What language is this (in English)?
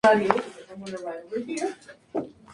Spanish